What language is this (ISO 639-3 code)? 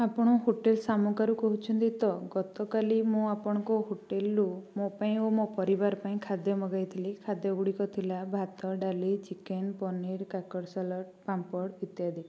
ori